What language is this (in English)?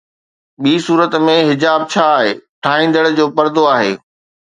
Sindhi